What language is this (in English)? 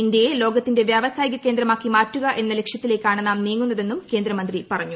Malayalam